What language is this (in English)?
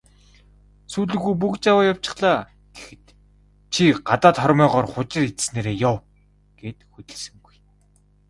Mongolian